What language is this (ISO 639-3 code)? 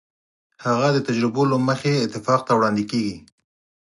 pus